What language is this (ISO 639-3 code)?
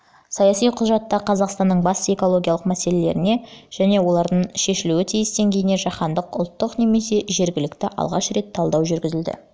kaz